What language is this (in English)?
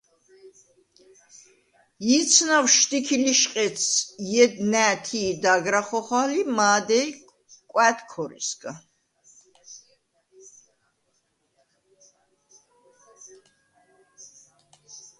Svan